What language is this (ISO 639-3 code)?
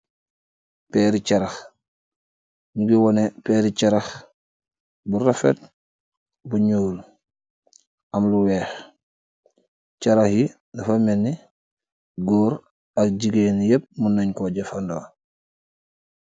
wol